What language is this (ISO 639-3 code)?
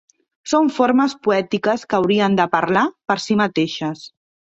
cat